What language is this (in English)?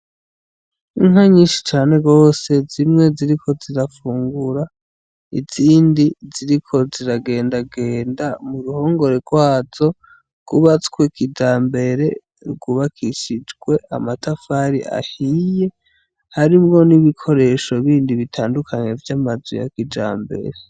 Rundi